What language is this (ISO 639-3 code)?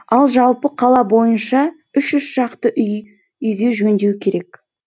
kaz